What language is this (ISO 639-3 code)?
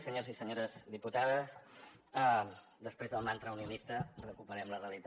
cat